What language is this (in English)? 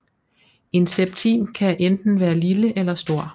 Danish